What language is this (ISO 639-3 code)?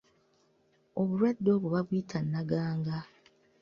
lug